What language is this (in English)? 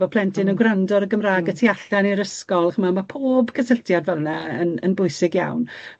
Welsh